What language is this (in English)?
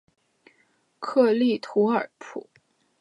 Chinese